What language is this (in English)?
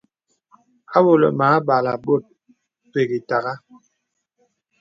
Bebele